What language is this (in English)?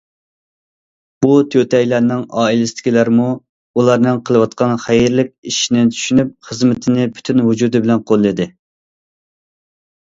Uyghur